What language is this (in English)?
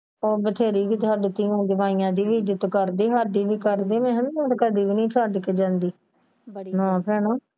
Punjabi